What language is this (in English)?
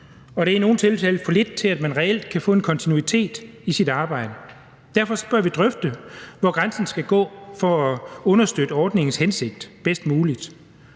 Danish